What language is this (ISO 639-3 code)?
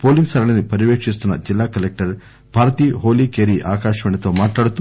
tel